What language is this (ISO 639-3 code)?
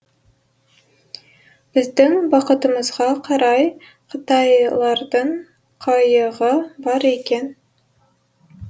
kaz